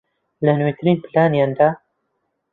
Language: Central Kurdish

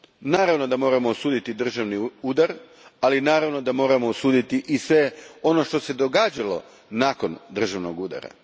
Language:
Croatian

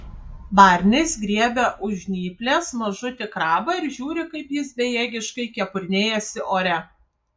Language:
Lithuanian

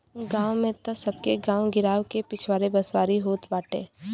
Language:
Bhojpuri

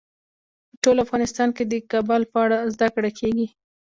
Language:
Pashto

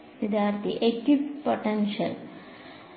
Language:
Malayalam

